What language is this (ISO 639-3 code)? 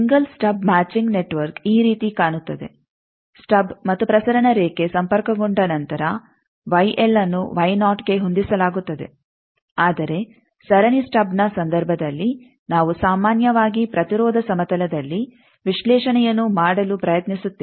kan